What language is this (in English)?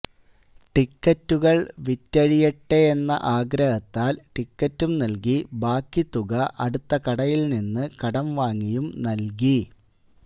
Malayalam